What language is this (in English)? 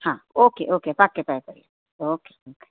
Gujarati